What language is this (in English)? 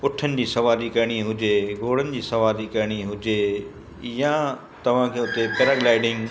Sindhi